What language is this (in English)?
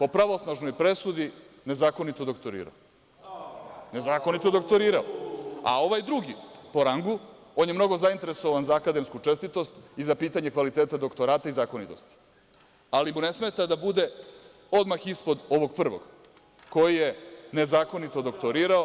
Serbian